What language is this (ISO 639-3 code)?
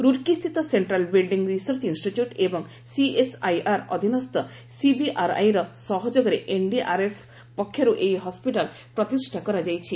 ori